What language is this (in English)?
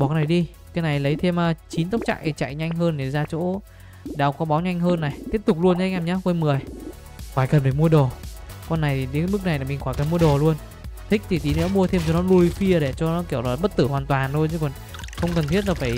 Vietnamese